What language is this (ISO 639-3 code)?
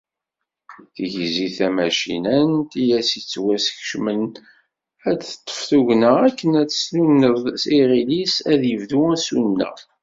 kab